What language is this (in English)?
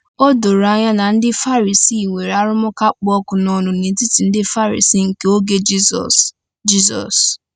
Igbo